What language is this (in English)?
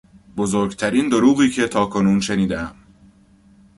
Persian